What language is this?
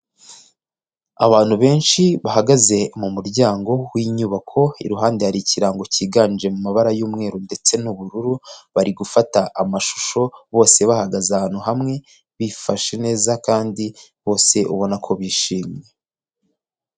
Kinyarwanda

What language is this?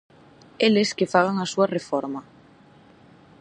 Galician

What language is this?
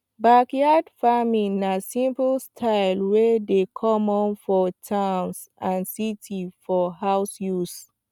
Nigerian Pidgin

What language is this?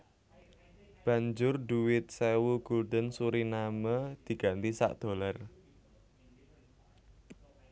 Javanese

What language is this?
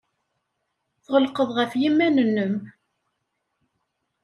Kabyle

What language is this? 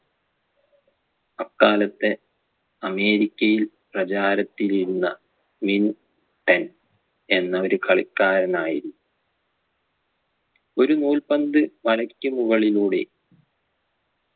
Malayalam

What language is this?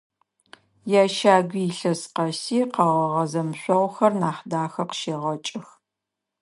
Adyghe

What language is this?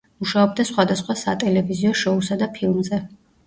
Georgian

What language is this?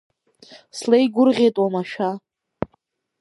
Abkhazian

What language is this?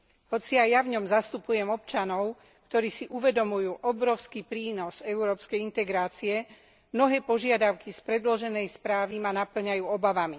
Slovak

